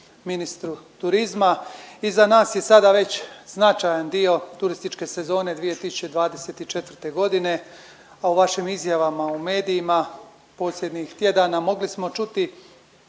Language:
Croatian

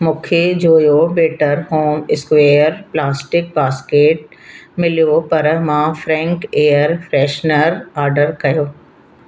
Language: Sindhi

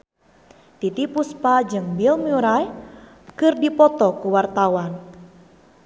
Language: Sundanese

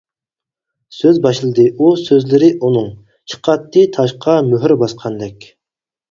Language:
Uyghur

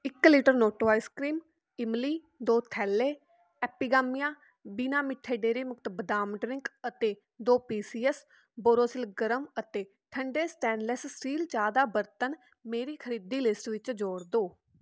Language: Punjabi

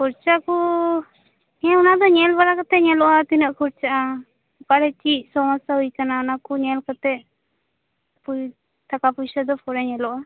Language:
Santali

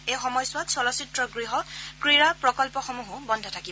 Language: Assamese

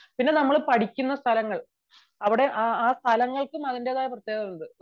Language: Malayalam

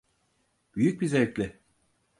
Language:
Turkish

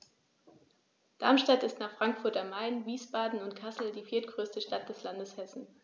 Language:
German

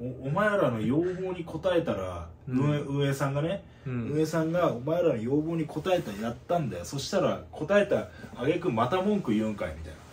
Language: Japanese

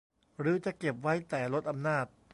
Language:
Thai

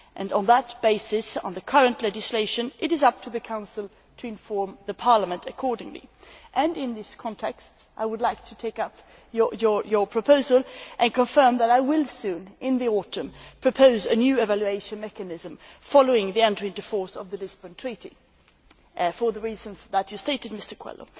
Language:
English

